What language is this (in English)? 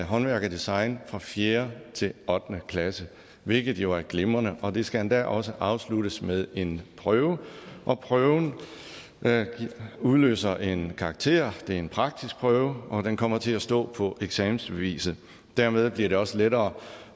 Danish